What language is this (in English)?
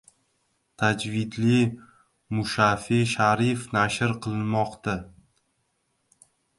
Uzbek